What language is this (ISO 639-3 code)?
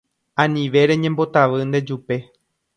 grn